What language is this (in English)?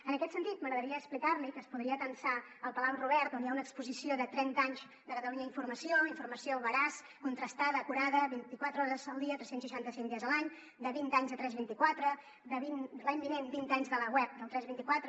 Catalan